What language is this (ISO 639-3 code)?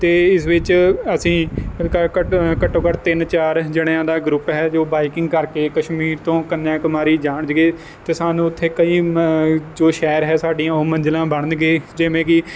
pan